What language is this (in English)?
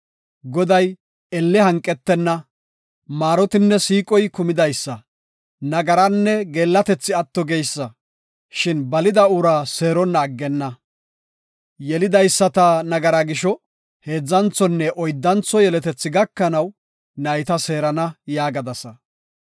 Gofa